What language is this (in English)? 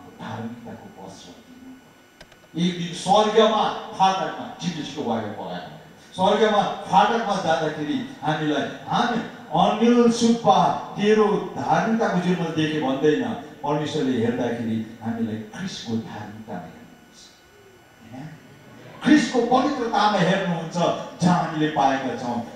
Korean